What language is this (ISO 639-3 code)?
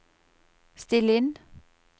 nor